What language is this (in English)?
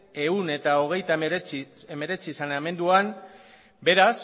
Basque